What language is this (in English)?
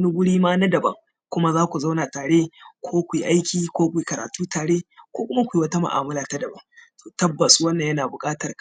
Hausa